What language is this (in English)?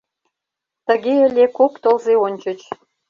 Mari